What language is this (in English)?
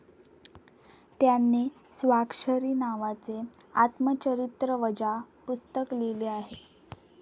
Marathi